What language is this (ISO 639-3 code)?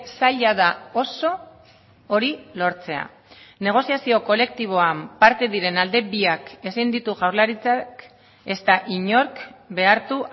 eus